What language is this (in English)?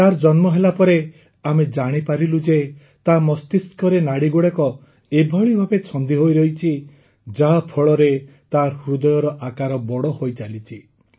Odia